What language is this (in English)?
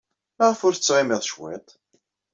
Kabyle